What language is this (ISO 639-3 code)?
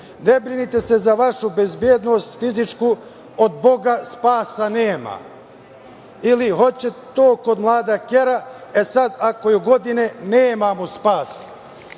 srp